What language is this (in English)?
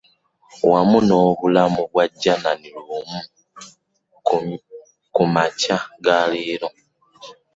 Ganda